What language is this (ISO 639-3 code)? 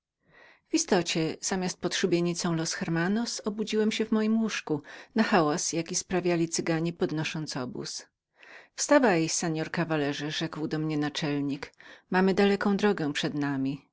pol